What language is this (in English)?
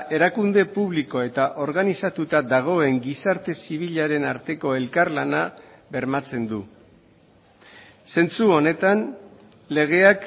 Basque